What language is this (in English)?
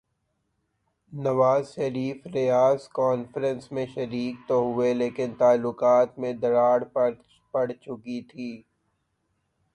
Urdu